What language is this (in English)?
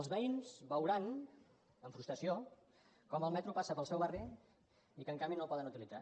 Catalan